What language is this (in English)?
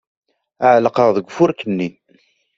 Kabyle